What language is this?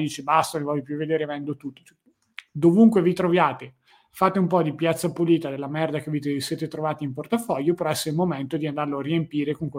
Italian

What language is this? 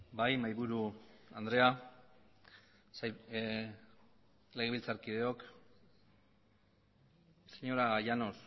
Basque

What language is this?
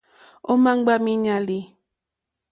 Mokpwe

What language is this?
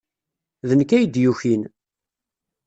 Kabyle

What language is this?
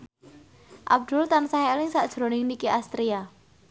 Javanese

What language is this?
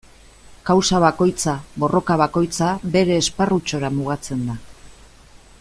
Basque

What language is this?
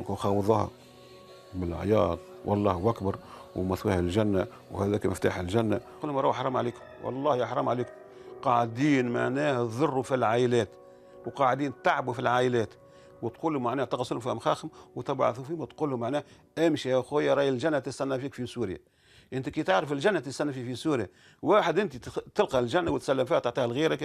Arabic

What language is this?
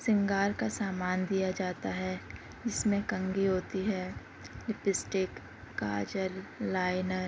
Urdu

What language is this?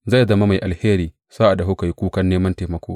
Hausa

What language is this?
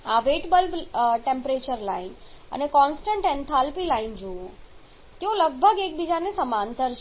Gujarati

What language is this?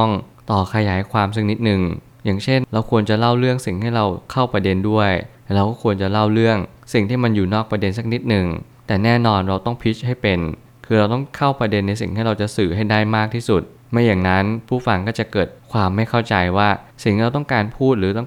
Thai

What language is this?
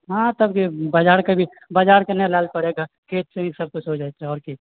Maithili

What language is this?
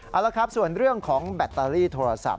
Thai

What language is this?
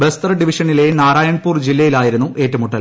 Malayalam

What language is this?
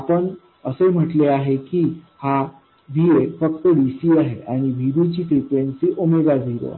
Marathi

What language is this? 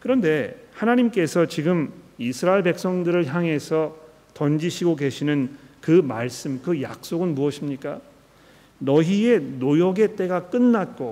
Korean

